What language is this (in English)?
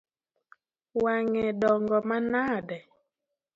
Luo (Kenya and Tanzania)